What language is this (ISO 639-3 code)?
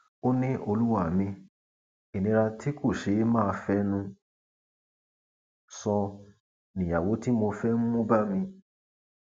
yor